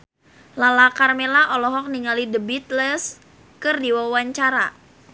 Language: Sundanese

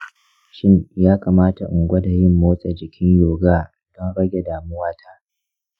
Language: Hausa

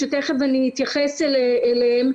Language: Hebrew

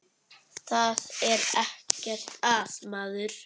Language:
Icelandic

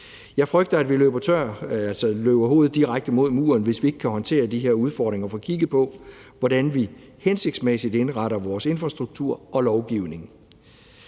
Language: Danish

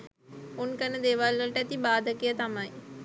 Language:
Sinhala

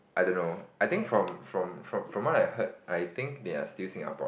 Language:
English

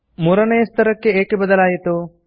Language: Kannada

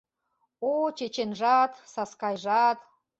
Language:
Mari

